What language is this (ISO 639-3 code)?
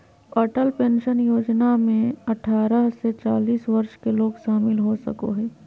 mag